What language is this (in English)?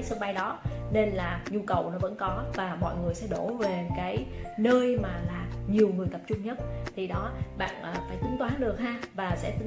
Vietnamese